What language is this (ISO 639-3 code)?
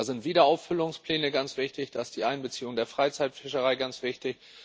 deu